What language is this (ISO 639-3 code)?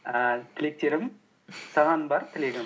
kaz